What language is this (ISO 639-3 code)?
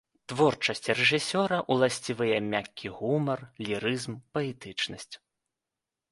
bel